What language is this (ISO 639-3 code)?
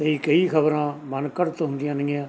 pan